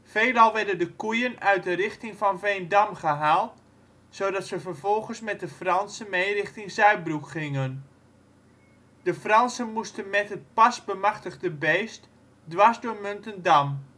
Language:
Dutch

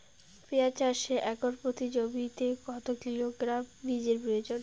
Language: Bangla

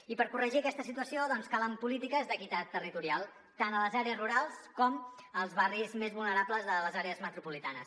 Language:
Catalan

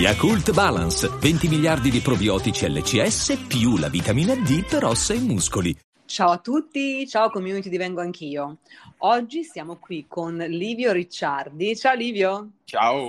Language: Italian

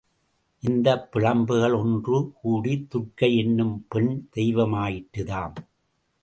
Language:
Tamil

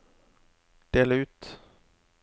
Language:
Norwegian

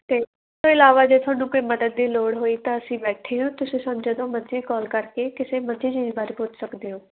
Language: Punjabi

